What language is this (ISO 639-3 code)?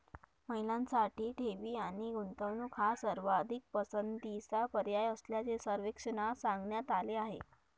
mar